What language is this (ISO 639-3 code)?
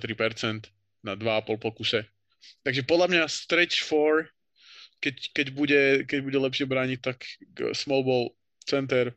slk